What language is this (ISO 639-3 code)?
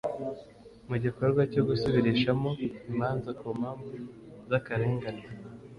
kin